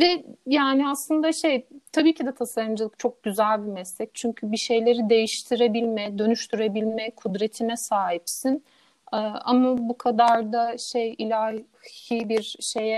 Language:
Turkish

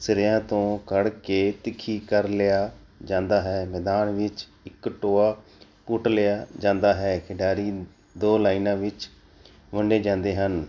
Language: Punjabi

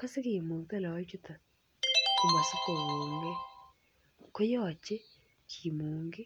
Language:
Kalenjin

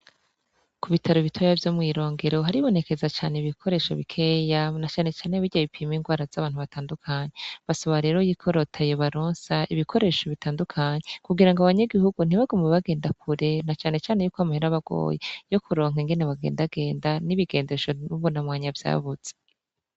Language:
Rundi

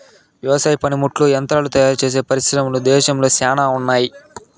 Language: Telugu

